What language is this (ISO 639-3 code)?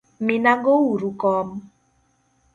luo